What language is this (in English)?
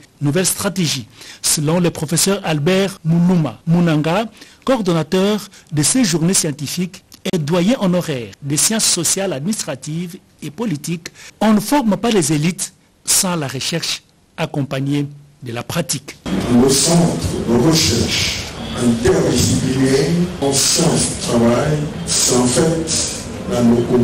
French